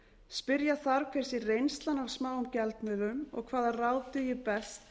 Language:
Icelandic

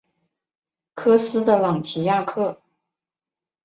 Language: Chinese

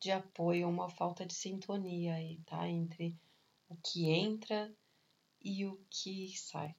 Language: Portuguese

